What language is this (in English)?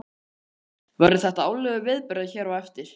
Icelandic